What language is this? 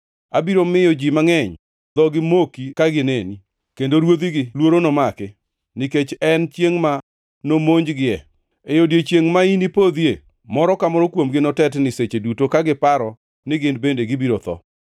Luo (Kenya and Tanzania)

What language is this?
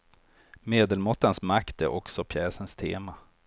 Swedish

